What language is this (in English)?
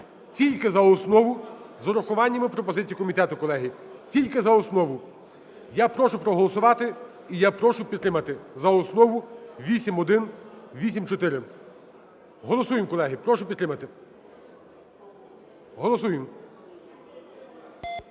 Ukrainian